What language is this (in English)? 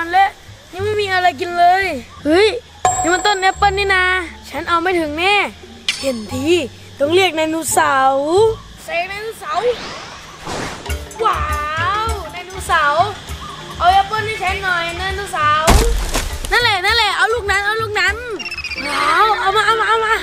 Thai